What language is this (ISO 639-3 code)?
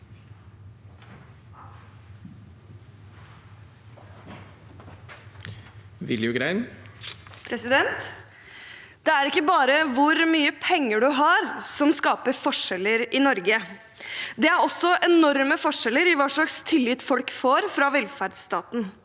nor